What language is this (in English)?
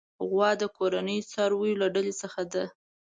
Pashto